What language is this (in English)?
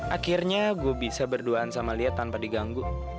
Indonesian